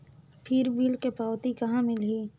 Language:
Chhattisgarhi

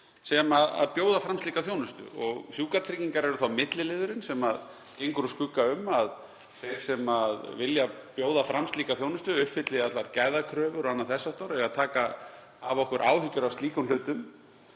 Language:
Icelandic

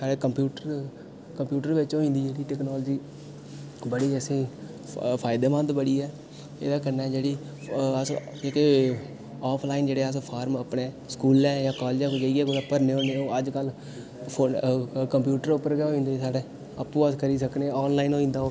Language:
Dogri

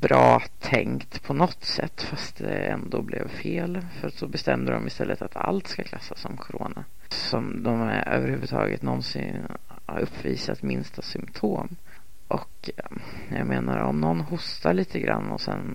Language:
Swedish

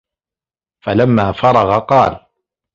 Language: Arabic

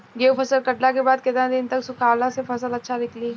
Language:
Bhojpuri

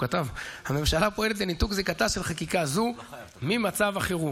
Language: Hebrew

